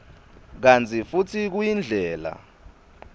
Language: Swati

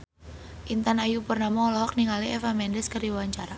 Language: Sundanese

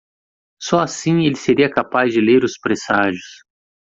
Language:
Portuguese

